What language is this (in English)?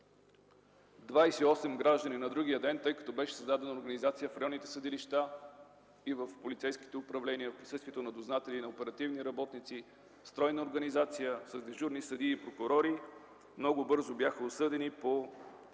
Bulgarian